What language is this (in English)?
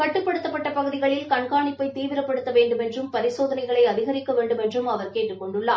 Tamil